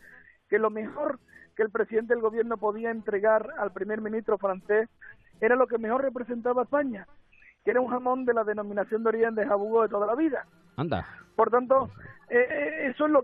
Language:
Spanish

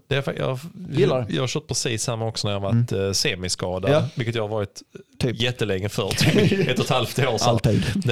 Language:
Swedish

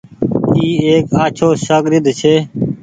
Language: Goaria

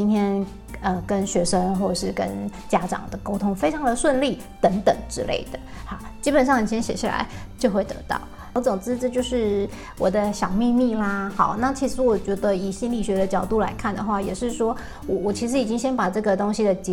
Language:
Chinese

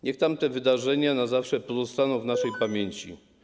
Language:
Polish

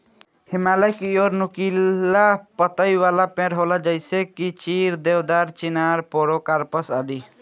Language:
Bhojpuri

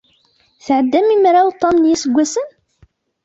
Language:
Kabyle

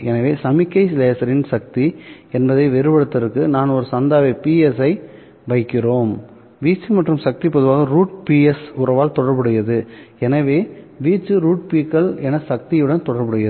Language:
Tamil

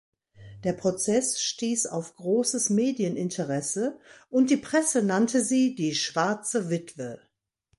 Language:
German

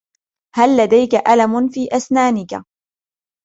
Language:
Arabic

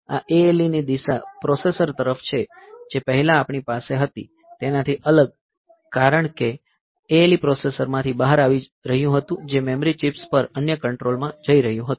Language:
Gujarati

